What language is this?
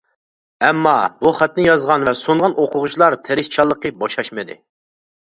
Uyghur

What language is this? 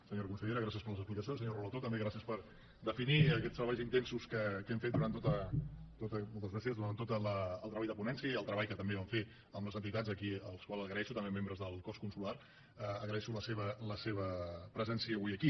Catalan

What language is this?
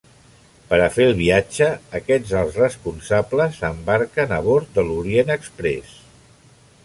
Catalan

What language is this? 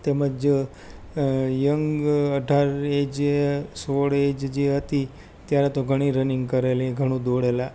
Gujarati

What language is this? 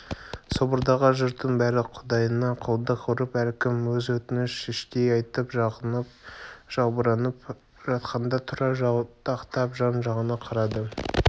Kazakh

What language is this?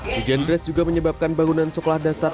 Indonesian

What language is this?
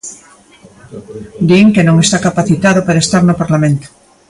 Galician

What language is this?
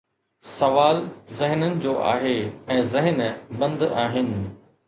Sindhi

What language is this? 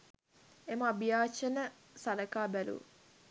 Sinhala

